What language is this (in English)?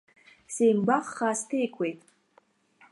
Abkhazian